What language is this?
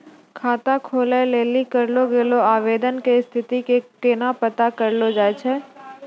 Maithili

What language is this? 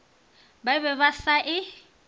Northern Sotho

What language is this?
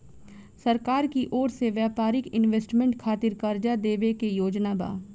Bhojpuri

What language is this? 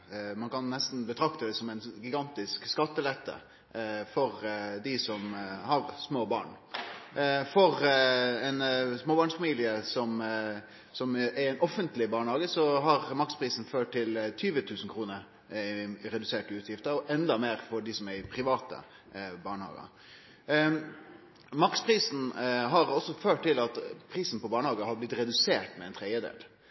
Norwegian Nynorsk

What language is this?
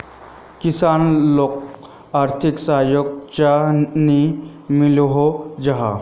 Magahi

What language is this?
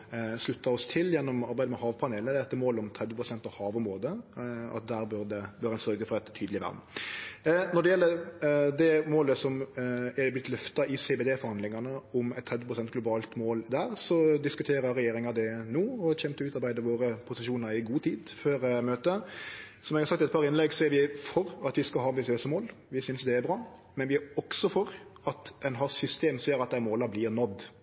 Norwegian Nynorsk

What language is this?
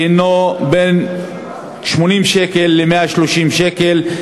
Hebrew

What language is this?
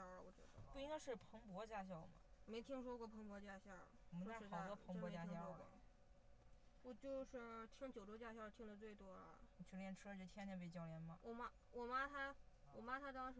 Chinese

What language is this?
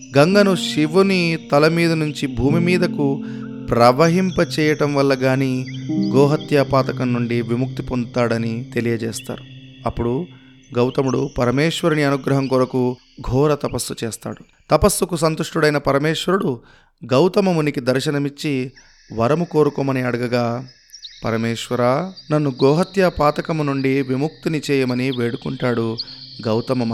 Telugu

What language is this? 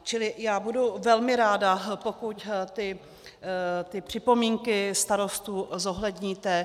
Czech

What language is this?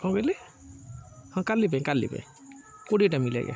Odia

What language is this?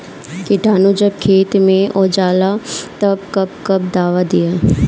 Bhojpuri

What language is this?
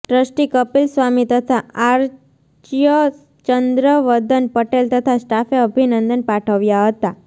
Gujarati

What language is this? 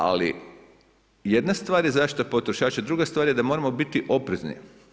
Croatian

